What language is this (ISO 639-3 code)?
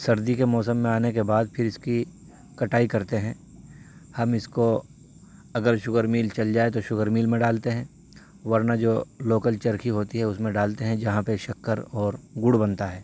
urd